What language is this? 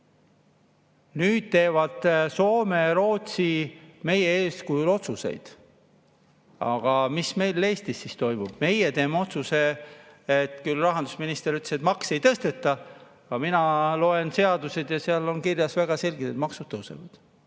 Estonian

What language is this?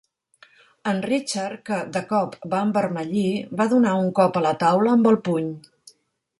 Catalan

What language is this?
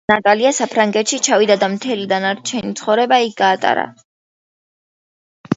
Georgian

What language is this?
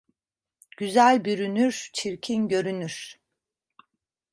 Turkish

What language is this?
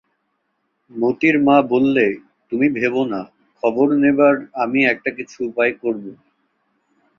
Bangla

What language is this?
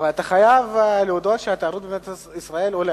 Hebrew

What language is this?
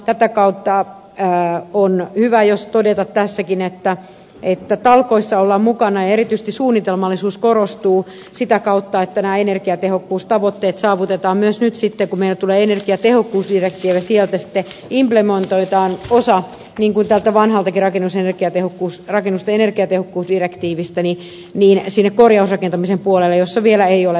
Finnish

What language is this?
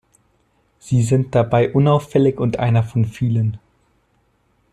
German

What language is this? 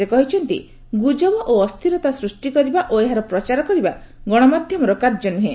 Odia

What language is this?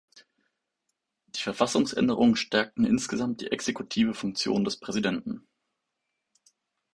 German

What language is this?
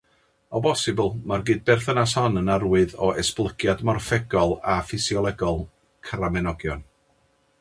Welsh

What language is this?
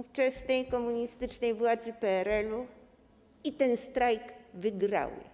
Polish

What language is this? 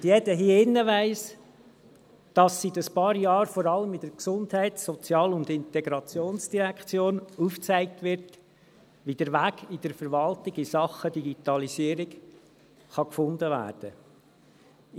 Swiss German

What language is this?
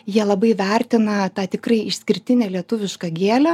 Lithuanian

